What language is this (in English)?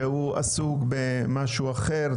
Hebrew